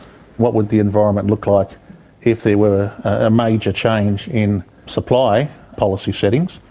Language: English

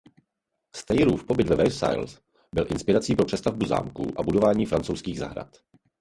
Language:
Czech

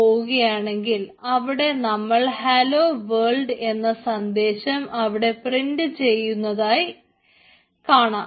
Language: Malayalam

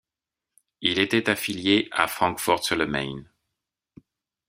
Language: French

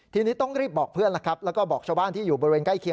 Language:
Thai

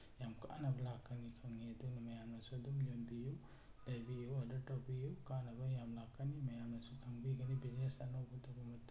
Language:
Manipuri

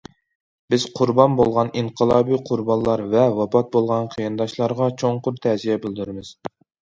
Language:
Uyghur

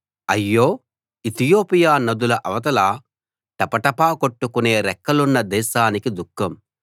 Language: Telugu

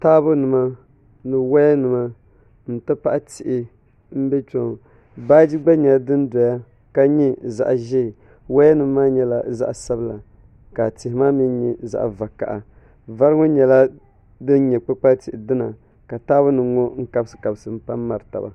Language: Dagbani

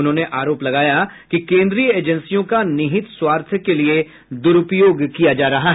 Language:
Hindi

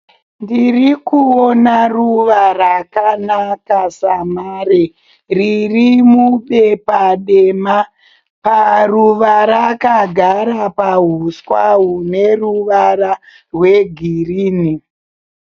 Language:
Shona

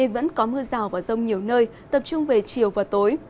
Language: Vietnamese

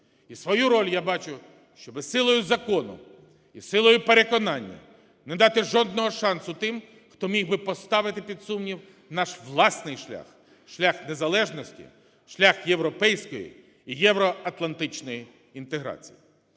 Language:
Ukrainian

